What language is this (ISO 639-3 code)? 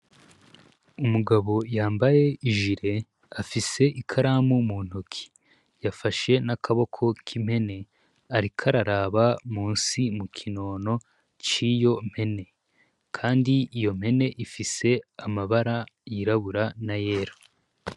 run